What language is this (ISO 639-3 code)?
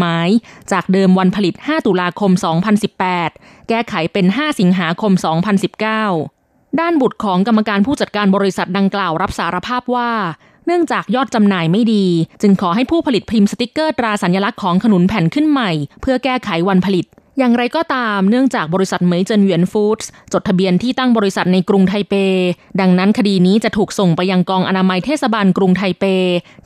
tha